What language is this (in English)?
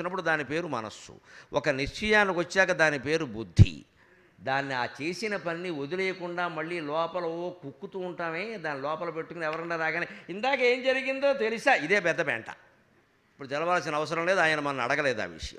Indonesian